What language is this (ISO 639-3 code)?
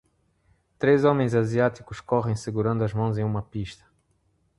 por